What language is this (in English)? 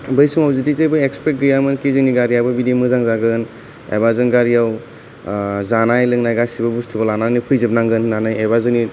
Bodo